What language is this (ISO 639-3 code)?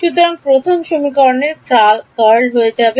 ben